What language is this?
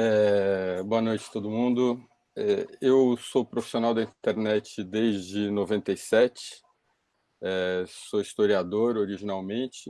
Portuguese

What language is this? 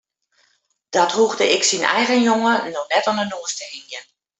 Western Frisian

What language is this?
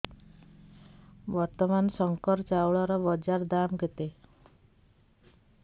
Odia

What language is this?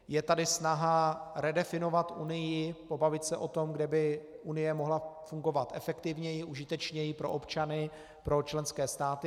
Czech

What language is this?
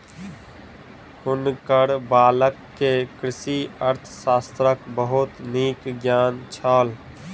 Maithili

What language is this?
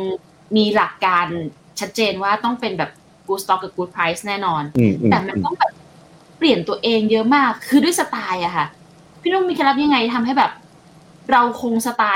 Thai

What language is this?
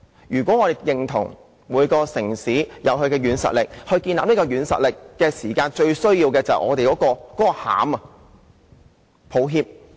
Cantonese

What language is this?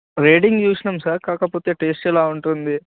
Telugu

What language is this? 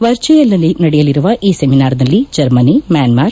Kannada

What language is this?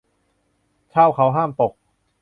Thai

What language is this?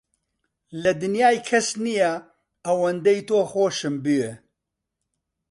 Central Kurdish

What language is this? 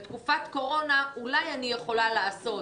Hebrew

